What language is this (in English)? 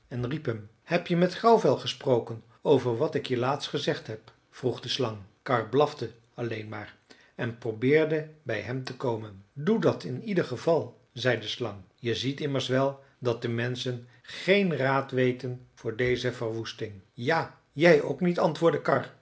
Dutch